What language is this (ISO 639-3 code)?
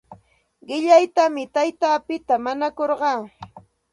qxt